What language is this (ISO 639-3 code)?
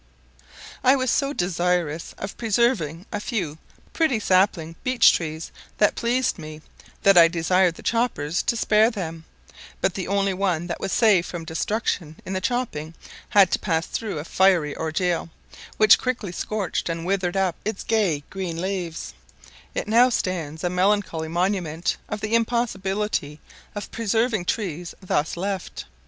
eng